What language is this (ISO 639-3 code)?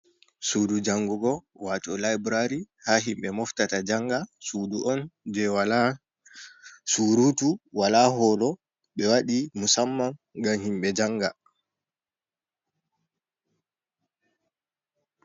ful